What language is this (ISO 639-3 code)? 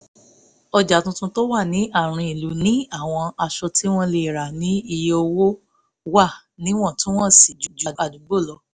yor